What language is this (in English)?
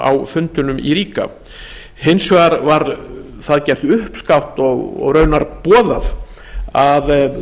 Icelandic